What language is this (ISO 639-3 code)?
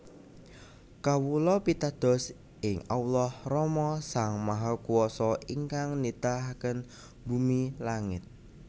jav